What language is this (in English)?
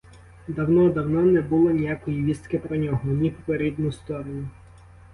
Ukrainian